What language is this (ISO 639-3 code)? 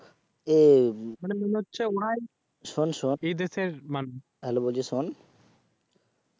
ben